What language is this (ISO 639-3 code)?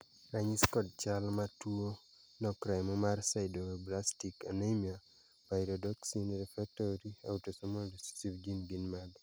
luo